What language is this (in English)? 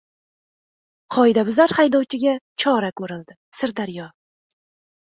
Uzbek